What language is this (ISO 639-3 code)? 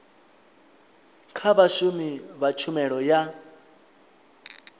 ven